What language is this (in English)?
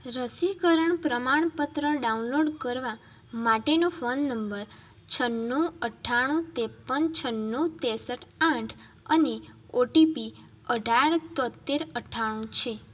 Gujarati